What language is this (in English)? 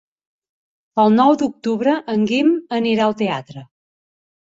Catalan